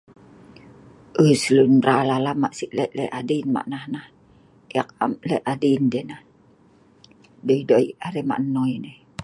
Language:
Sa'ban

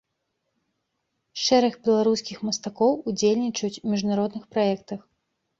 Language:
Belarusian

